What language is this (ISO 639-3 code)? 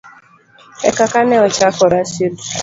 luo